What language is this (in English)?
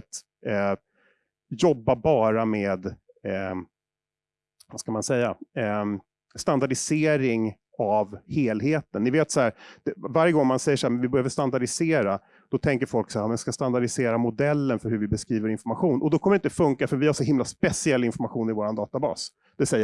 Swedish